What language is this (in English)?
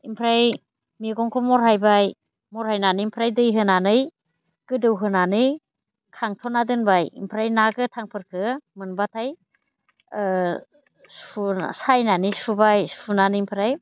Bodo